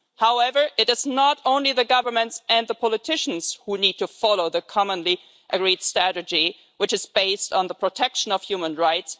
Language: English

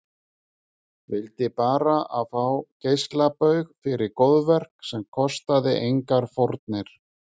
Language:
Icelandic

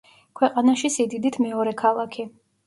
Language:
Georgian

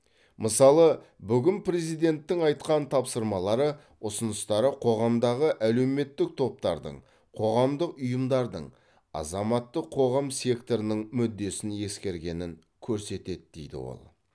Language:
Kazakh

